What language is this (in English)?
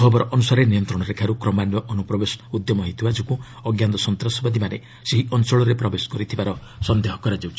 Odia